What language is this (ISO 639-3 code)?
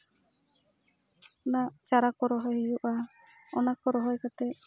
sat